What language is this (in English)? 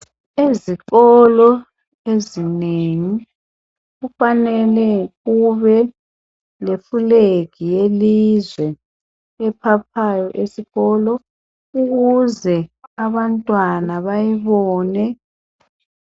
North Ndebele